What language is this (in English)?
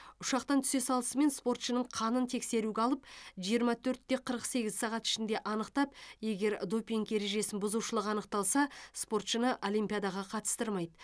Kazakh